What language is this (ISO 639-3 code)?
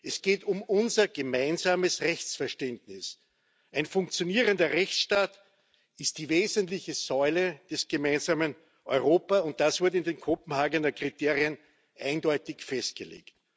deu